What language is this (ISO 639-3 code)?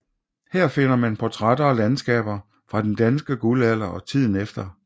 dan